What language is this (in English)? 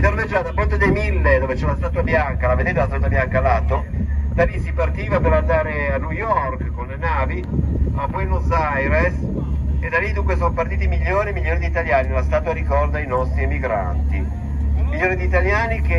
Italian